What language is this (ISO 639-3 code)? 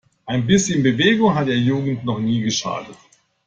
deu